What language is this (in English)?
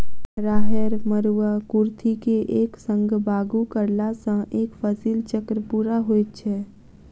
Maithili